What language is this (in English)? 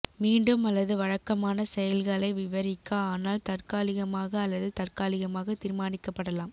Tamil